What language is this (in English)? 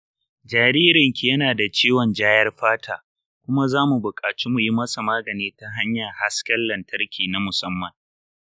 Hausa